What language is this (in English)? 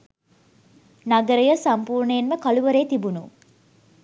Sinhala